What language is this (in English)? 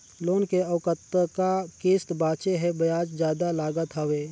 Chhattisgarhi